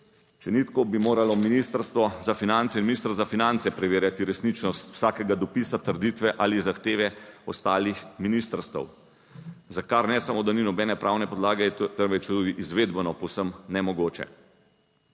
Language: Slovenian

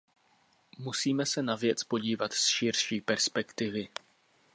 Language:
Czech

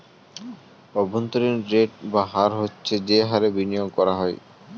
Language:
Bangla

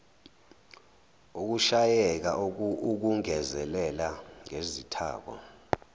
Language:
Zulu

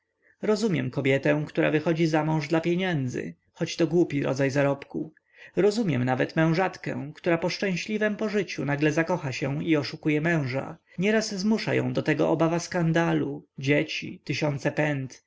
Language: Polish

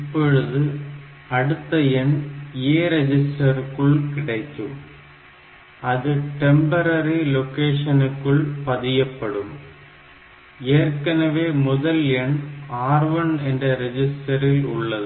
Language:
Tamil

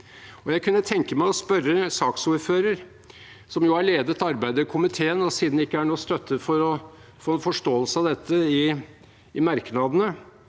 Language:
Norwegian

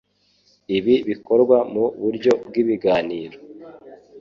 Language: Kinyarwanda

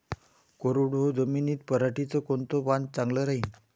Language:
Marathi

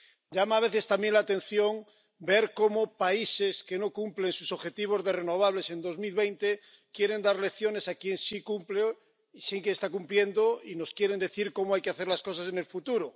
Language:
Spanish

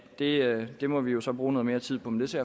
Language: Danish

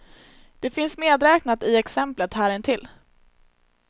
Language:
Swedish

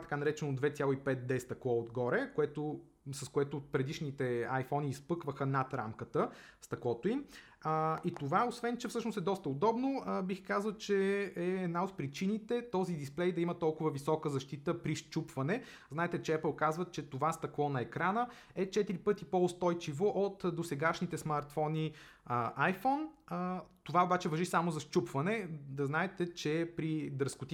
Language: Bulgarian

